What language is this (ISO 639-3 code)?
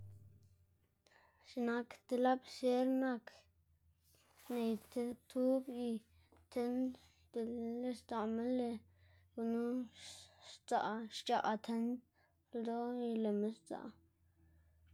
ztg